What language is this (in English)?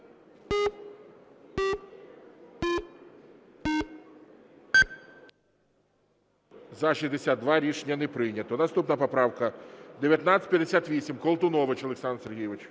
Ukrainian